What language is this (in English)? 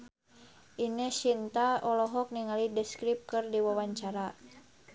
Sundanese